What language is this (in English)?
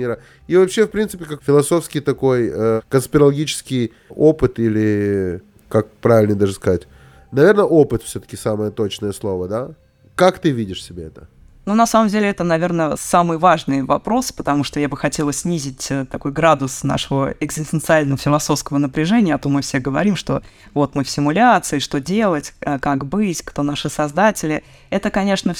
Russian